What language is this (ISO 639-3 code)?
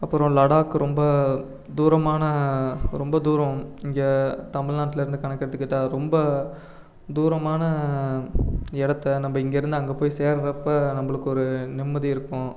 tam